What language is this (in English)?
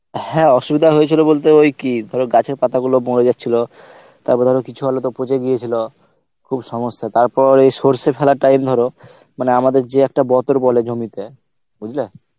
Bangla